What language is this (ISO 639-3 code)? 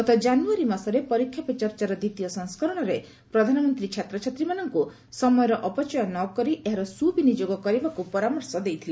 ori